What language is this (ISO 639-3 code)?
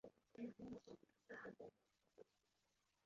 zho